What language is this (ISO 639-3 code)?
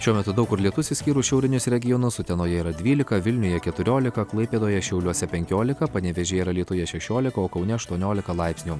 lit